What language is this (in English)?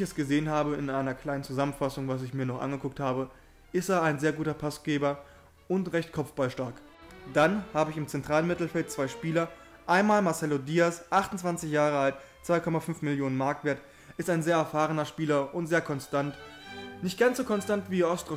German